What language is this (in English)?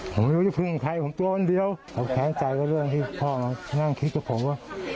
Thai